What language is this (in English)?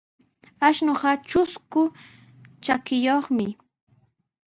Sihuas Ancash Quechua